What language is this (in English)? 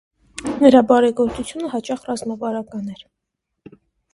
Armenian